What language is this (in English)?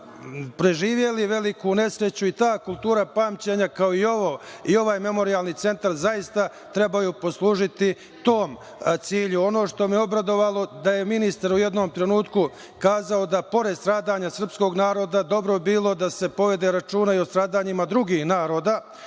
Serbian